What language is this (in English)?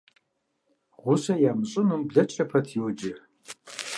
Kabardian